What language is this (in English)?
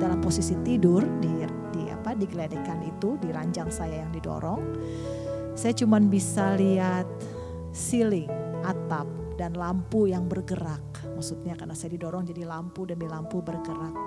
Indonesian